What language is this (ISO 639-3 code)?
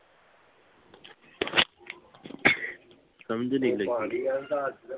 pan